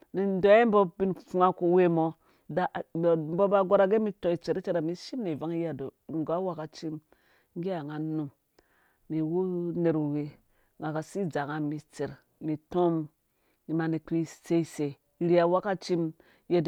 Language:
Dũya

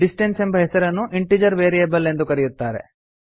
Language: Kannada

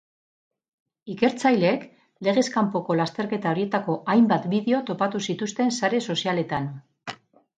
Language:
Basque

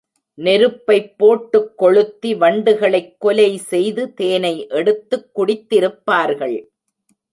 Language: Tamil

